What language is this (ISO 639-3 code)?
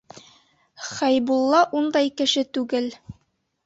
bak